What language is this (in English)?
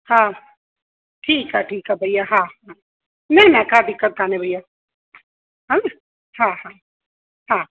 Sindhi